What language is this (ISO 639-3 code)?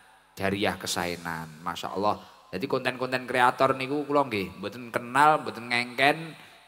ind